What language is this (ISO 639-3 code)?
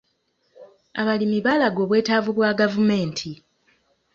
lug